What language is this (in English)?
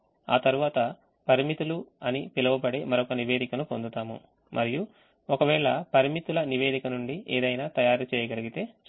Telugu